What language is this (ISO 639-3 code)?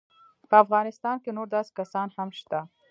pus